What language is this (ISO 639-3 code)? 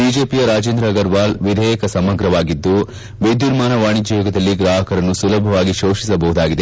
kan